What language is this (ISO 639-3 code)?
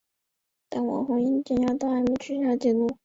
zho